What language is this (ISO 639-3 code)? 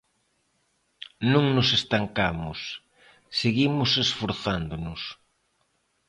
glg